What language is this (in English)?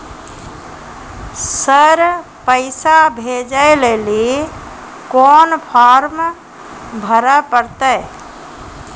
Maithili